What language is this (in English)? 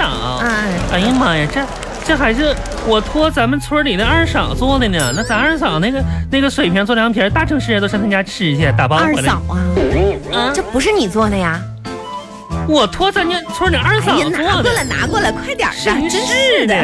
Chinese